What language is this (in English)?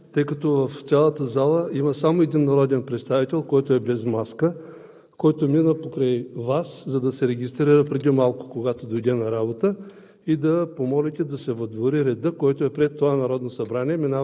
Bulgarian